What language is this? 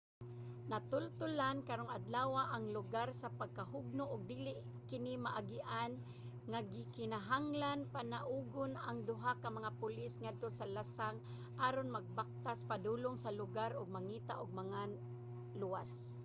Cebuano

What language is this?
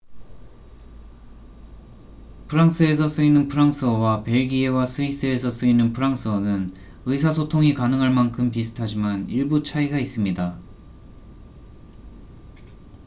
Korean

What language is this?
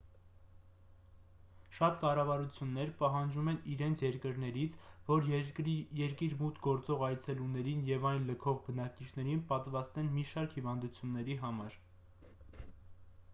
Armenian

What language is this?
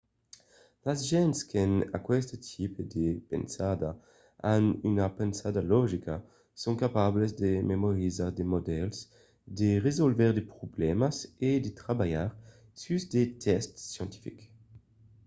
Occitan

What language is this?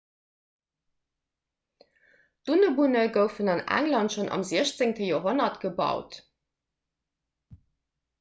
Luxembourgish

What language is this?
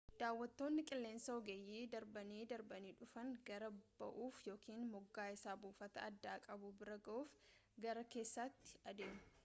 Oromo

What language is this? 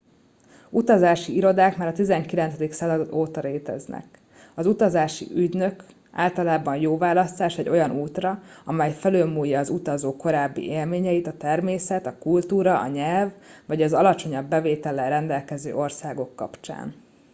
Hungarian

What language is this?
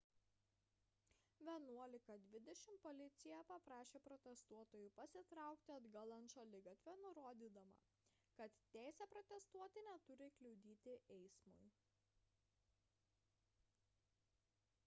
Lithuanian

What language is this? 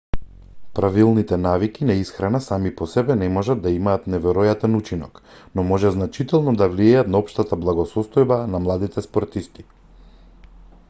Macedonian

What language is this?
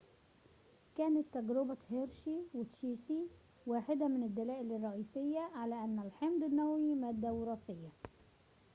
Arabic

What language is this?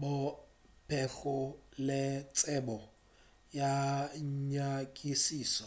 Northern Sotho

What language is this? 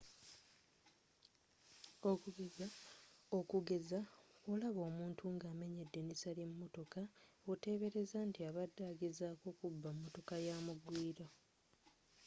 Ganda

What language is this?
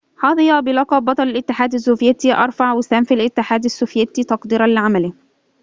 Arabic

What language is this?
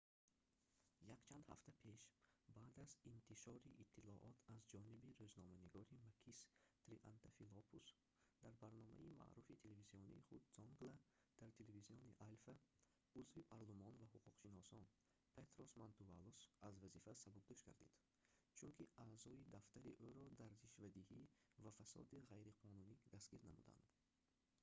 Tajik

